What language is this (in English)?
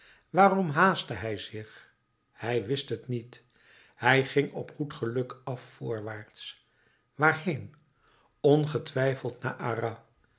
Dutch